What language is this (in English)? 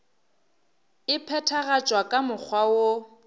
Northern Sotho